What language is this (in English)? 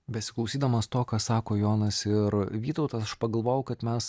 Lithuanian